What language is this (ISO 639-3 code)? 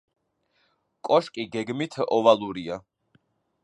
kat